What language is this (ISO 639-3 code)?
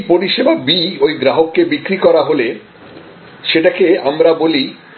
ben